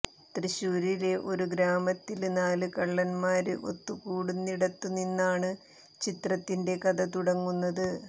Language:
Malayalam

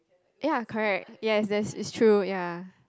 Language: English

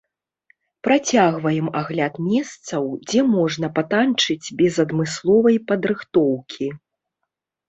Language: Belarusian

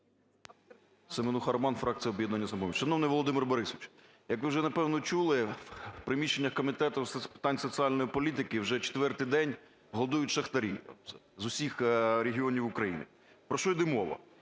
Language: Ukrainian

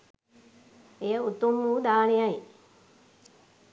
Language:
Sinhala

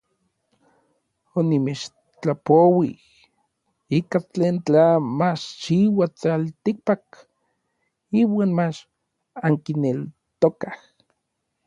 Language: Orizaba Nahuatl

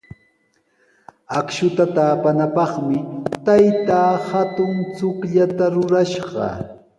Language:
Sihuas Ancash Quechua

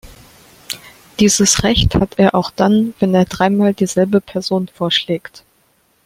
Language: German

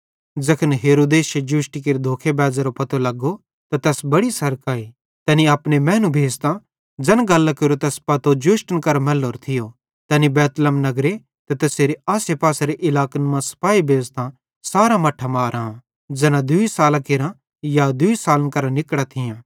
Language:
Bhadrawahi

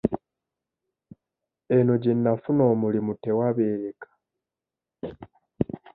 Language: Ganda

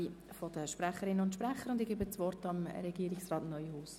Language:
Swiss German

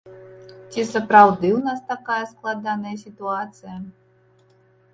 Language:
Belarusian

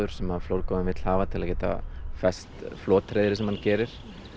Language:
Icelandic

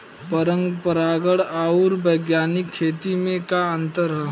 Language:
Bhojpuri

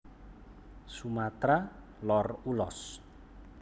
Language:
Javanese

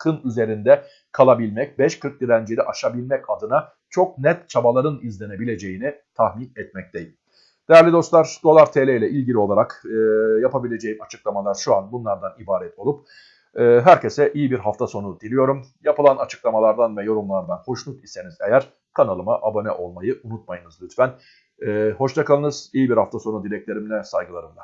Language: Turkish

